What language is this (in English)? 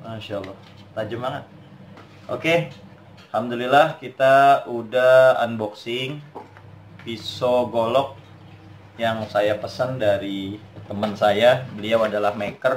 Indonesian